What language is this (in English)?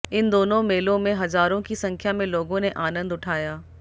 Hindi